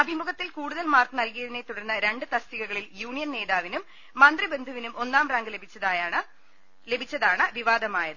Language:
Malayalam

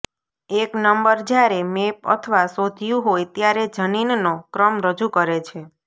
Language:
Gujarati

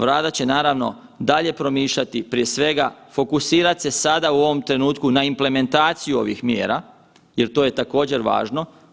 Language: Croatian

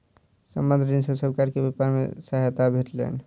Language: Maithili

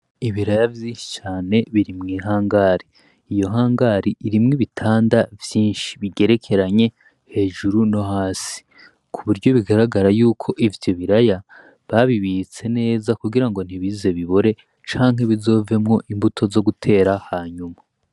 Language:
Rundi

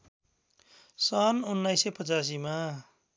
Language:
Nepali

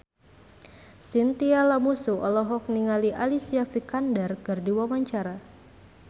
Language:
Sundanese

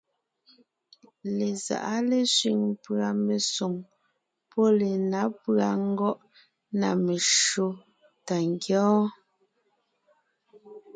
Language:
Ngiemboon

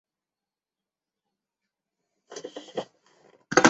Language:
Chinese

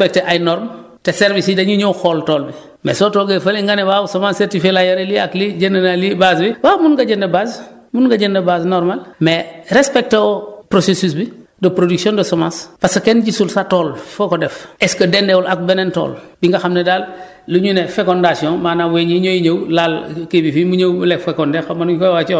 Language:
Wolof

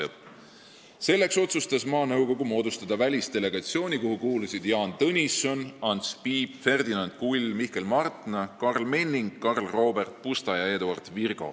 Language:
Estonian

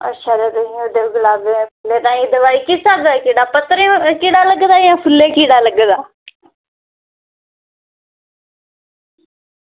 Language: Dogri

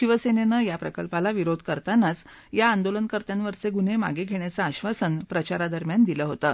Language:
Marathi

